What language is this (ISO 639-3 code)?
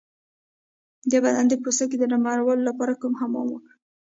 pus